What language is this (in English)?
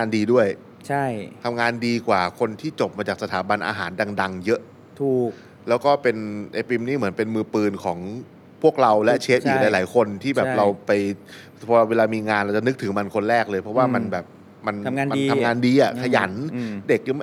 Thai